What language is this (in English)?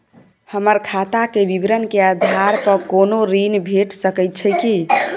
Maithili